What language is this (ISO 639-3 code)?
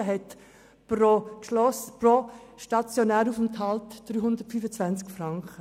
gsw